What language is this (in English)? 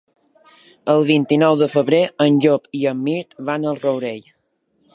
Catalan